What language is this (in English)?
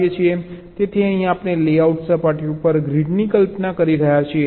Gujarati